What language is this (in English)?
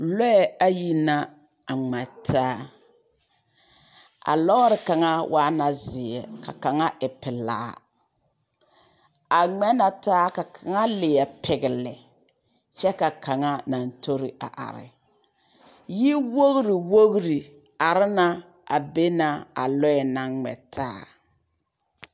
Southern Dagaare